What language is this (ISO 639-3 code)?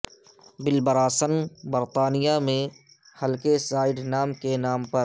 urd